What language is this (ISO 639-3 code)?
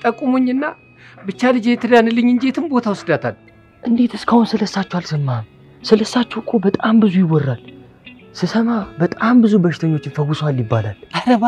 ara